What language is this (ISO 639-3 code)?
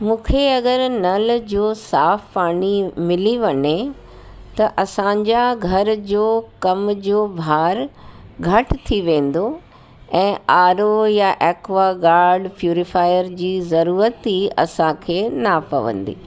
snd